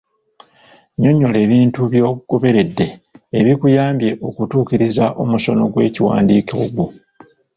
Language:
Ganda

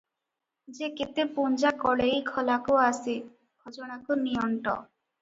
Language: Odia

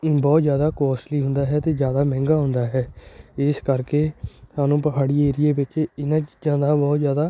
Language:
Punjabi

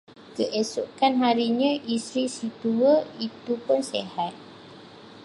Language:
Malay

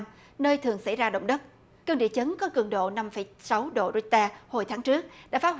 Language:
Vietnamese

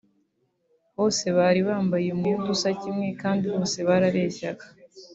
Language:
Kinyarwanda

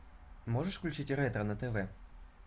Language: Russian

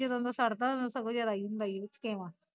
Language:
Punjabi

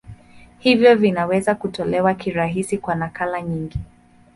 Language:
Swahili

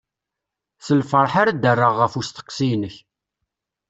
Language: Kabyle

